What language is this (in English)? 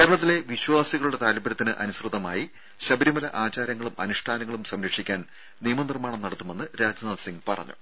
Malayalam